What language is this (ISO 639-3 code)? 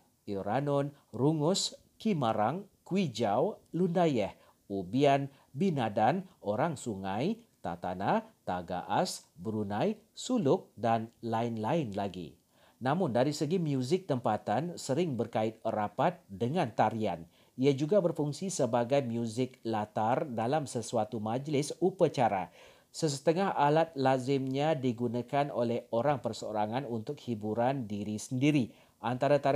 msa